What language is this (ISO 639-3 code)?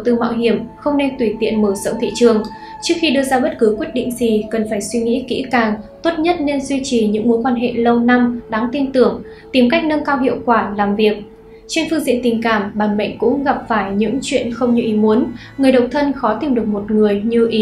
vie